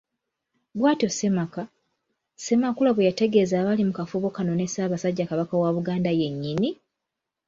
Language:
Ganda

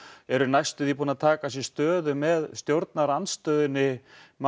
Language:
Icelandic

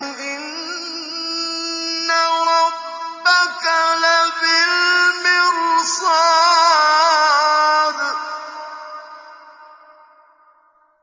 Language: Arabic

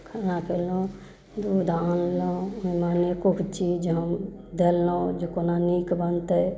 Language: Maithili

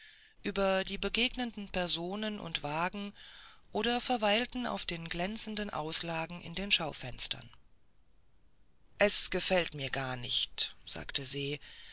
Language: German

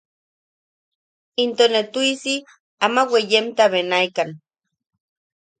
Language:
Yaqui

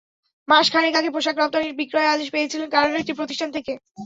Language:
Bangla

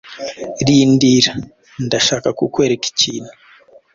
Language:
Kinyarwanda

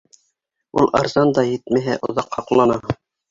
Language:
Bashkir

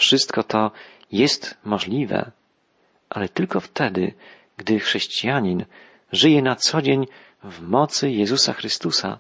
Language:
Polish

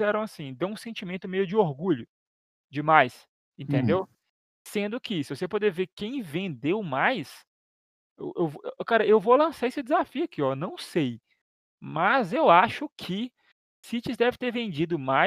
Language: Portuguese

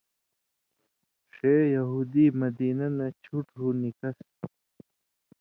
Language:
Indus Kohistani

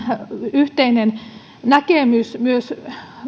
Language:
Finnish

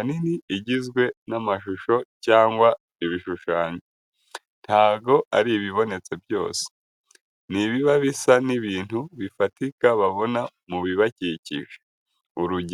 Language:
Kinyarwanda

